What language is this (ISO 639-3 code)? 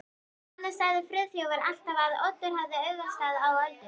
isl